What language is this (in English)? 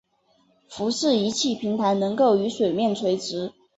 Chinese